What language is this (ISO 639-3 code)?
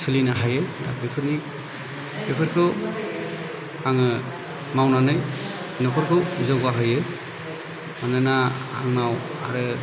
brx